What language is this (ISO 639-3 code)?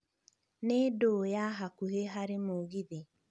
kik